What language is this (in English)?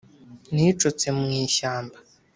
Kinyarwanda